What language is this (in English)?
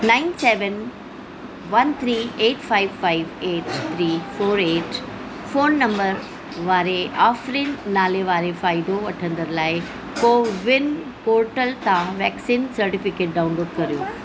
Sindhi